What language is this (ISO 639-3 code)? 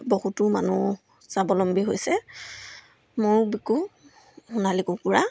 asm